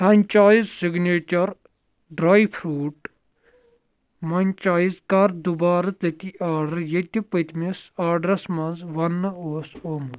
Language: Kashmiri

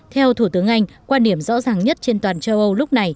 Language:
Vietnamese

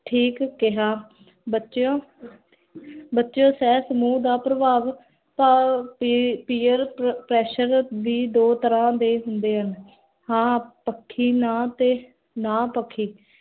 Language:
Punjabi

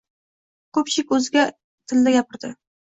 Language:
Uzbek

